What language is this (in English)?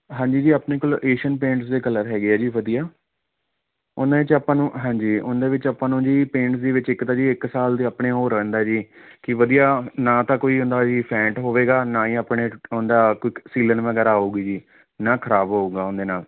Punjabi